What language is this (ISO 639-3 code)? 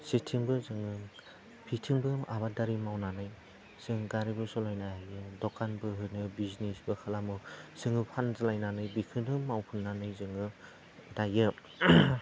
brx